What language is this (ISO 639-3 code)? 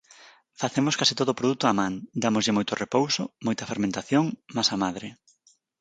glg